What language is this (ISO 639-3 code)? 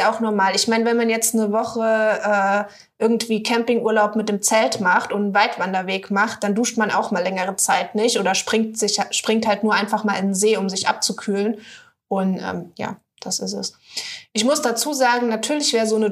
deu